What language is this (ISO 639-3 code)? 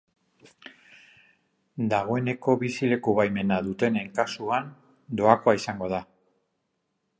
eus